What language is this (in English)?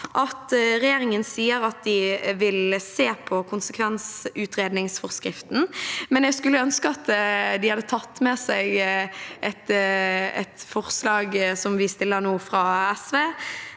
Norwegian